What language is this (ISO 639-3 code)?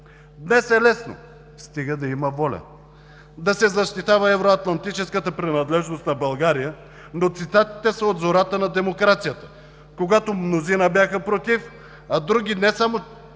bul